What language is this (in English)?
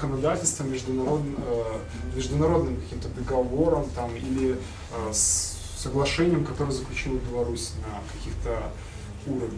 Russian